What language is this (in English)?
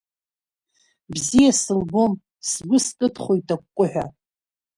Abkhazian